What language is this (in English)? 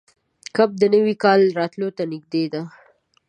Pashto